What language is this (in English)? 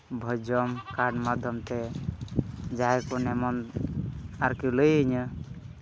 Santali